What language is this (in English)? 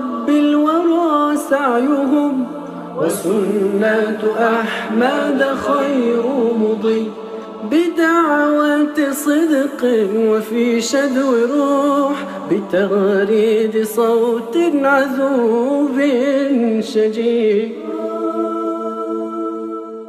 Arabic